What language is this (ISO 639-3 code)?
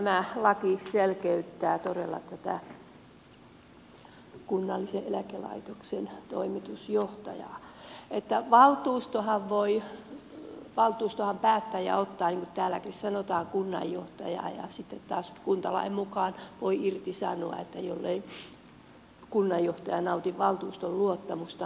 fin